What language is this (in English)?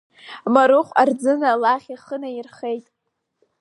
Abkhazian